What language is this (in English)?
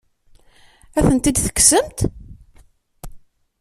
Kabyle